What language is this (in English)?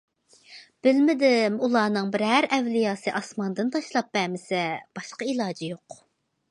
Uyghur